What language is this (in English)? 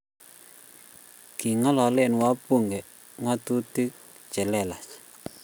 Kalenjin